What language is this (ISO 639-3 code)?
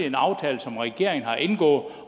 dan